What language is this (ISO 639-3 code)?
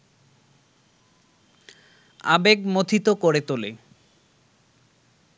ben